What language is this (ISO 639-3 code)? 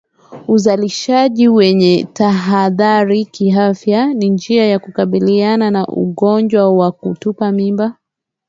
swa